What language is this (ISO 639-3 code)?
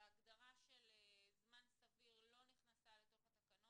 heb